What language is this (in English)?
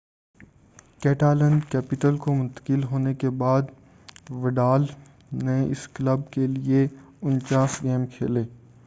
Urdu